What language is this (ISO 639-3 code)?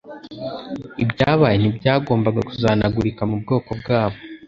kin